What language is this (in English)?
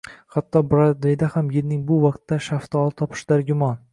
Uzbek